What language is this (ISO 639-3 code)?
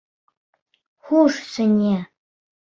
bak